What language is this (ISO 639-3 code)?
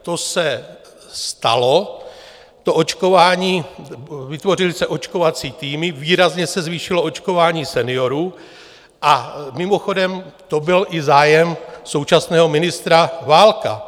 ces